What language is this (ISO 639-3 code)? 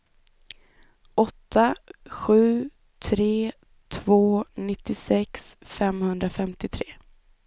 swe